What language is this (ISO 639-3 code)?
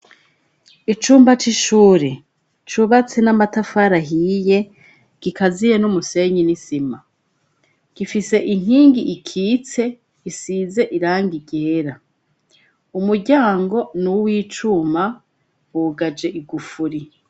run